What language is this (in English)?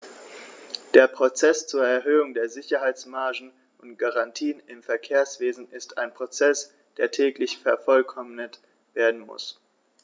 German